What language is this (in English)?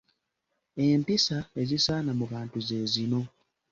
Ganda